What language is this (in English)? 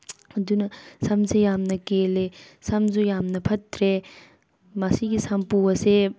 Manipuri